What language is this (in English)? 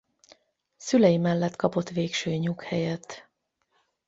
Hungarian